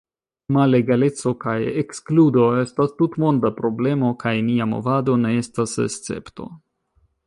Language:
Esperanto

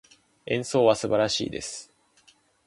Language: Japanese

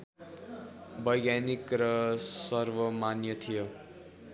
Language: Nepali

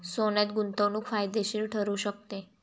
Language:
Marathi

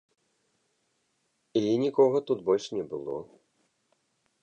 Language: Belarusian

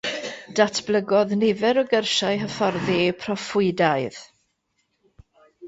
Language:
Welsh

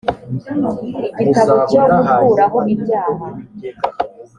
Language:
Kinyarwanda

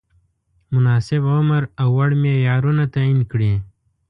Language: Pashto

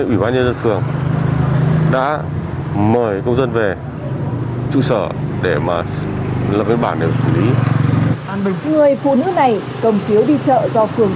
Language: Vietnamese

